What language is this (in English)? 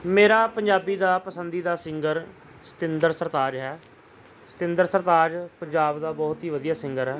Punjabi